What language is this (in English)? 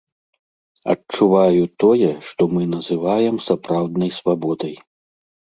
Belarusian